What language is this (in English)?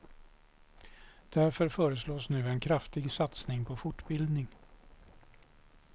Swedish